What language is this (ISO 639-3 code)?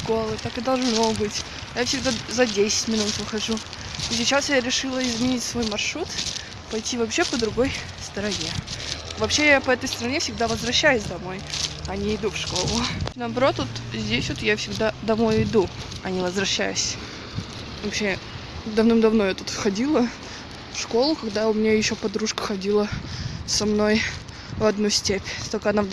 rus